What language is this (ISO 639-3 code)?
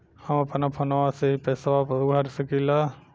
bho